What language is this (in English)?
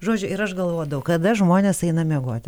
Lithuanian